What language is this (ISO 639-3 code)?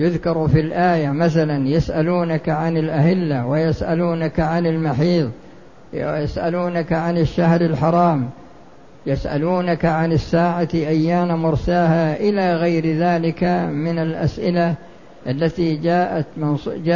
ara